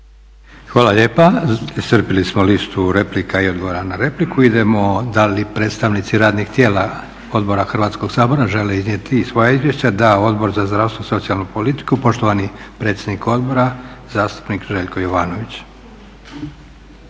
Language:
Croatian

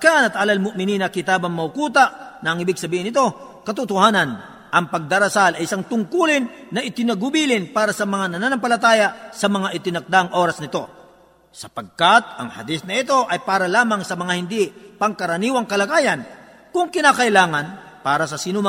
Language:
Filipino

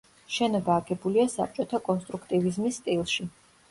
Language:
Georgian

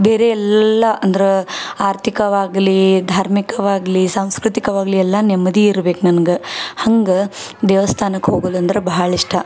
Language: Kannada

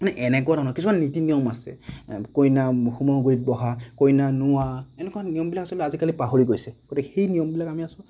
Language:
Assamese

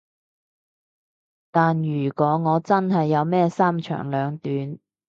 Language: Cantonese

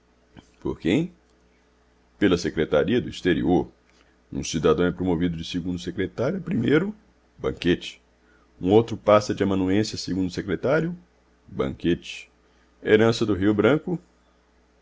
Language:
Portuguese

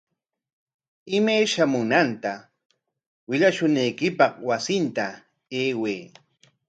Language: Corongo Ancash Quechua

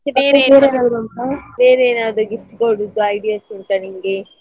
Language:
Kannada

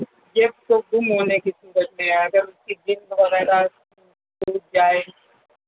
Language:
Urdu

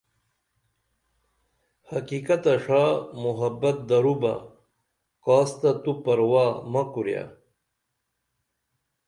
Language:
Dameli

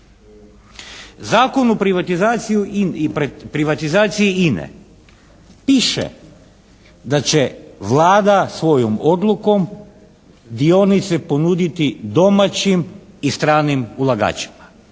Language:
Croatian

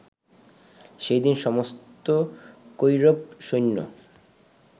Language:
Bangla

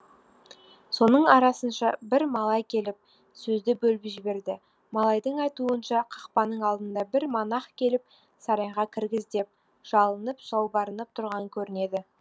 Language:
Kazakh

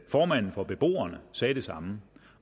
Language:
Danish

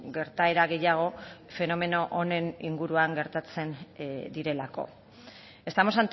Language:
Basque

